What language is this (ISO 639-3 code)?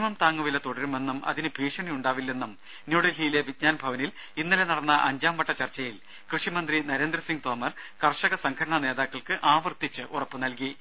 mal